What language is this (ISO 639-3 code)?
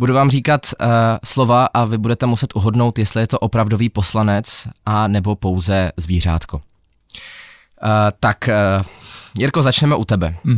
ces